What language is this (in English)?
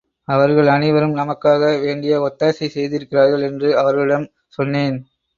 Tamil